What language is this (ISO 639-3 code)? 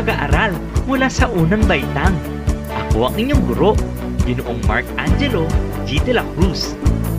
fil